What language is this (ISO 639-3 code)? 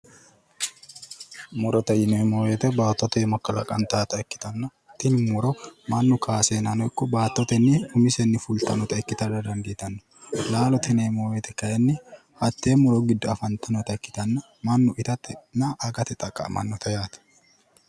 sid